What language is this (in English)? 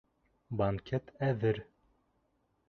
Bashkir